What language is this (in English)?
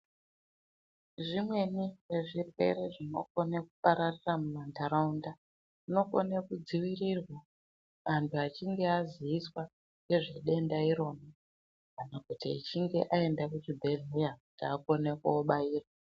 Ndau